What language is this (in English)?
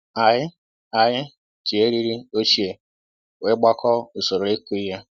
Igbo